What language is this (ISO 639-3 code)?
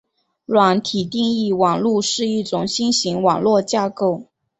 zho